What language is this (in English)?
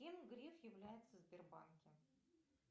Russian